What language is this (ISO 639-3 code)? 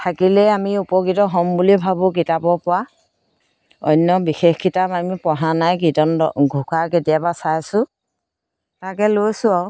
asm